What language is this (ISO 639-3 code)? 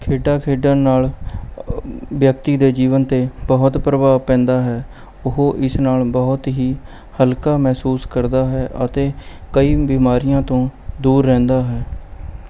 pan